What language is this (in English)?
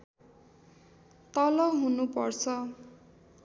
Nepali